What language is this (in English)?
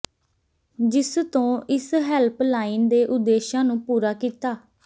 Punjabi